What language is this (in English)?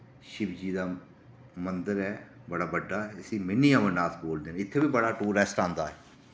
Dogri